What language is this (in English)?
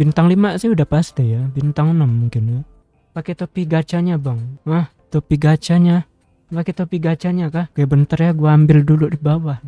Indonesian